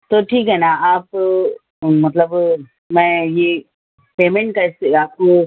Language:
Urdu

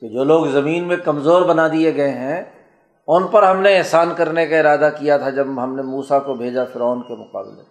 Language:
Urdu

